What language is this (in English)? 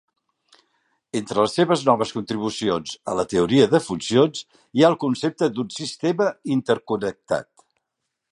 Catalan